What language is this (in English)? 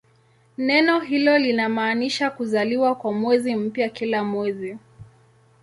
Swahili